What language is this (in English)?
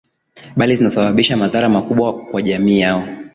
Swahili